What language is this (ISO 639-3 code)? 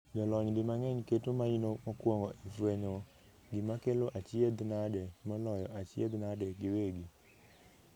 luo